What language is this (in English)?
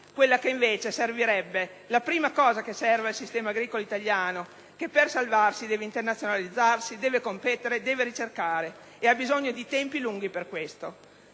Italian